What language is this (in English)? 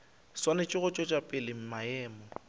Northern Sotho